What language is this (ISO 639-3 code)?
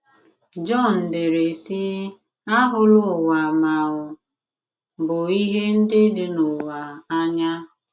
ibo